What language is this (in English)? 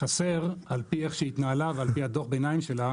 Hebrew